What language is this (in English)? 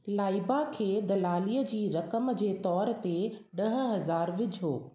Sindhi